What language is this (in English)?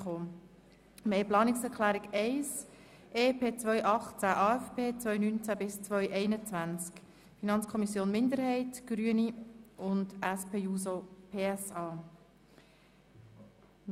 Swiss German